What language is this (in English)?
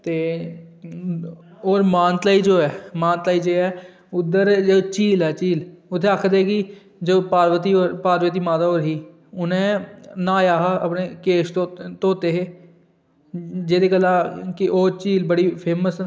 Dogri